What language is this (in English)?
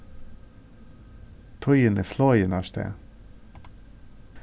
Faroese